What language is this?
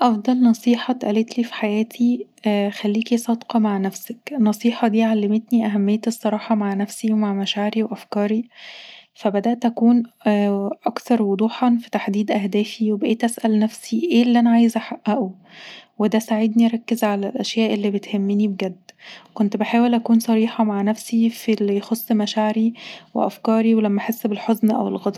Egyptian Arabic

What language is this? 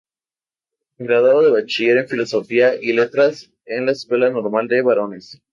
Spanish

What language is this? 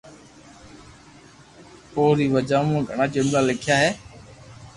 Loarki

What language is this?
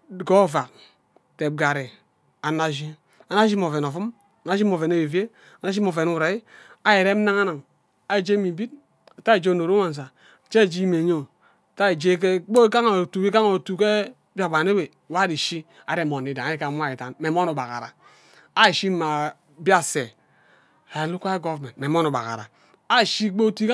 Ubaghara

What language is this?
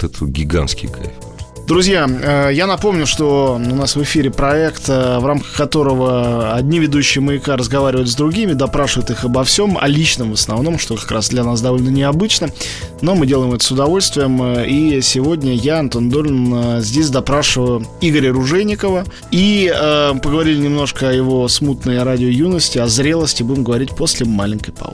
Russian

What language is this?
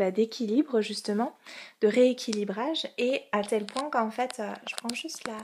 French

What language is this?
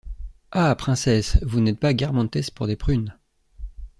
French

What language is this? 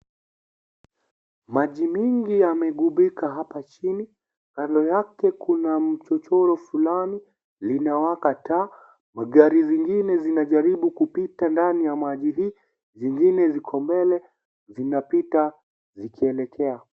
Swahili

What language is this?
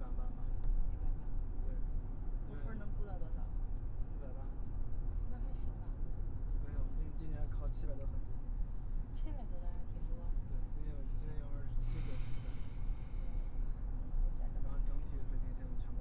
Chinese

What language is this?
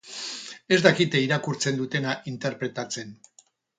Basque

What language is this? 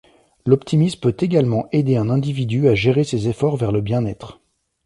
French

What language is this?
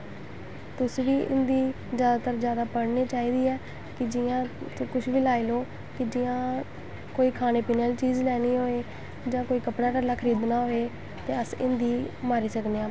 Dogri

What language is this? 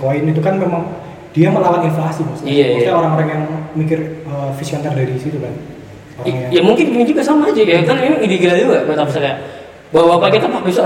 Indonesian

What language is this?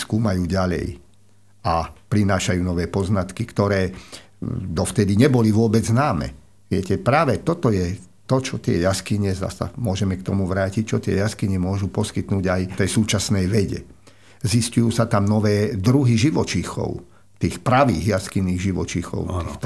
Slovak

